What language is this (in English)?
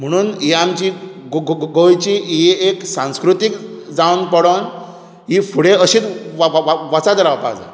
Konkani